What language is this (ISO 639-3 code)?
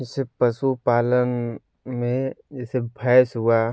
hin